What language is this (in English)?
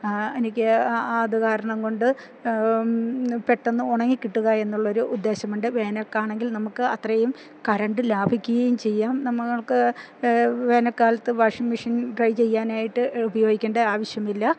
Malayalam